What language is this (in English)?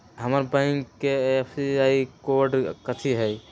Magahi